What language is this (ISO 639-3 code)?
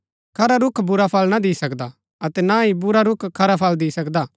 gbk